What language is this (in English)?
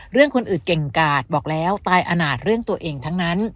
Thai